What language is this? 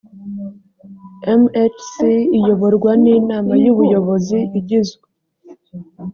Kinyarwanda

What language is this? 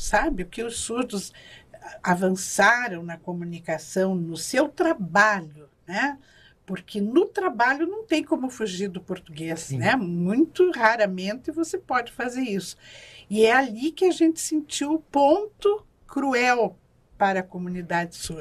Portuguese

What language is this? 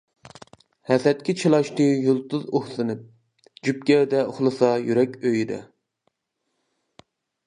Uyghur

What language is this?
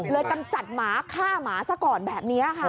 Thai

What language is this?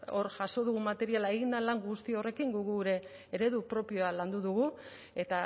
Basque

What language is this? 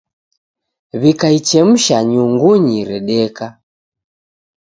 Taita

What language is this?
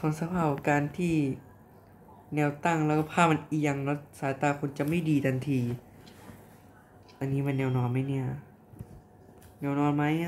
Thai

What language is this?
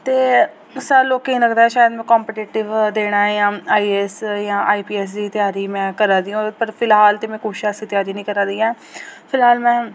Dogri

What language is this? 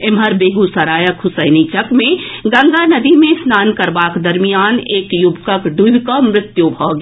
Maithili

